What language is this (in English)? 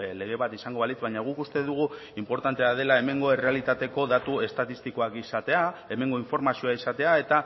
Basque